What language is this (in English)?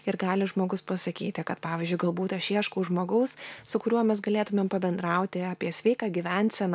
Lithuanian